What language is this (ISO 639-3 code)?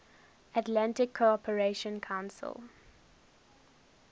eng